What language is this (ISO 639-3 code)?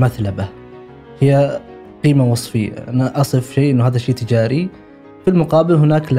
ara